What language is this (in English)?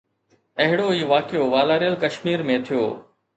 Sindhi